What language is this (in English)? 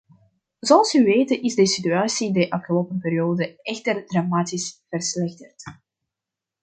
Dutch